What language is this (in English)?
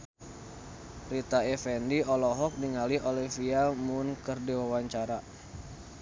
Sundanese